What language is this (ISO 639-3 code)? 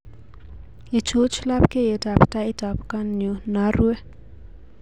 kln